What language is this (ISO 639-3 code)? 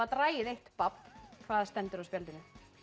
isl